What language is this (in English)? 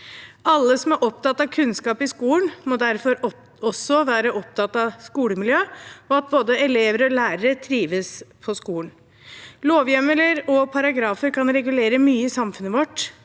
Norwegian